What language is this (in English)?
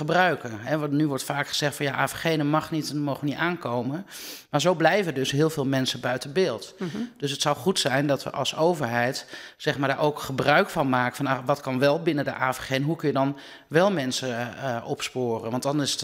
Dutch